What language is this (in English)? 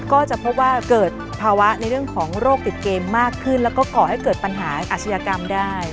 Thai